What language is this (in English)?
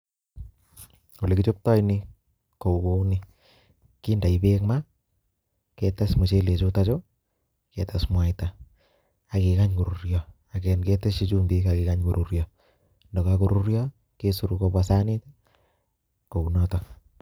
Kalenjin